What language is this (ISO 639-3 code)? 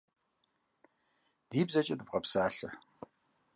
kbd